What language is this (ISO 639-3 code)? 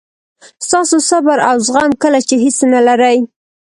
pus